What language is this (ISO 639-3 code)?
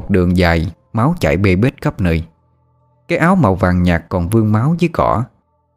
vie